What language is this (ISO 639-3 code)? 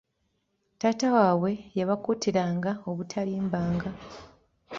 lug